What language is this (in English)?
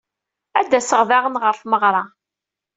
Kabyle